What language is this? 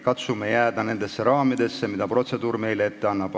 Estonian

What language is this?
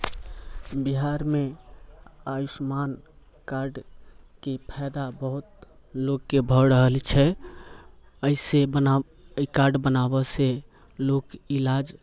Maithili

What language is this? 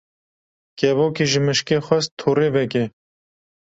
Kurdish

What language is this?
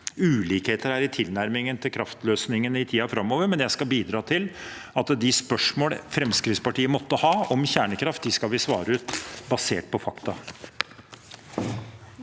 Norwegian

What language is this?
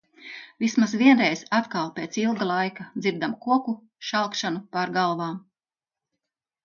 Latvian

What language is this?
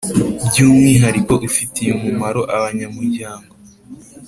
Kinyarwanda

